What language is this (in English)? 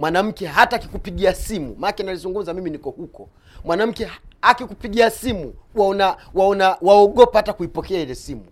Swahili